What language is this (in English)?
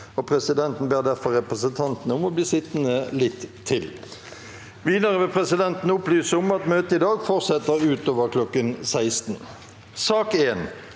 Norwegian